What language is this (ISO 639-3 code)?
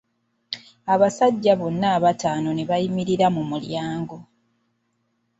lug